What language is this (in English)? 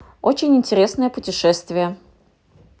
Russian